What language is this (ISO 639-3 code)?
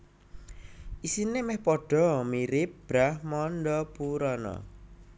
jav